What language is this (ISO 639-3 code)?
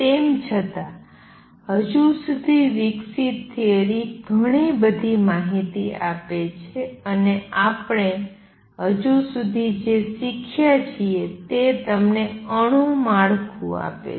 guj